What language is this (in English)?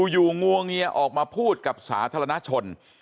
Thai